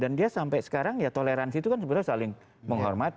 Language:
Indonesian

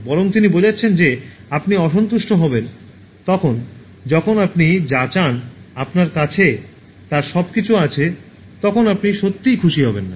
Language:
Bangla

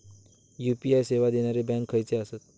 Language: Marathi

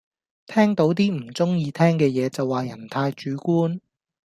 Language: Cantonese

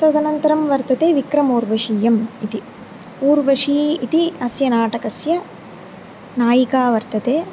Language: Sanskrit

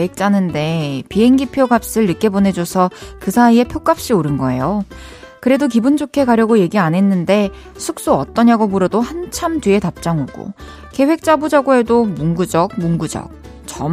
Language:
Korean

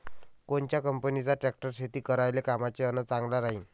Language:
Marathi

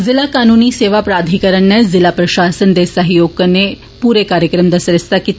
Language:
Dogri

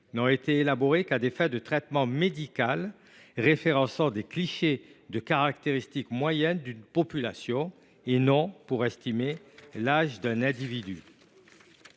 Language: French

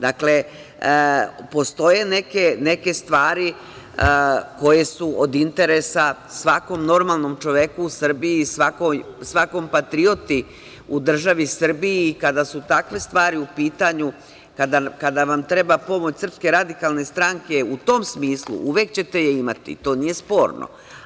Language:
Serbian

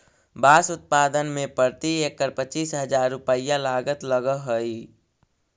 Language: Magahi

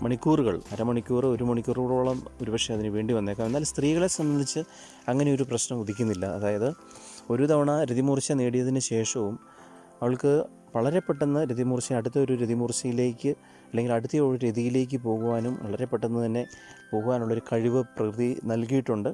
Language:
Malayalam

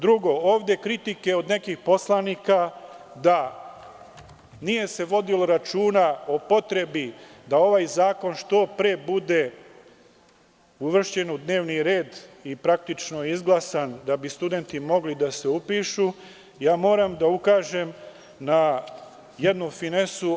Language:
Serbian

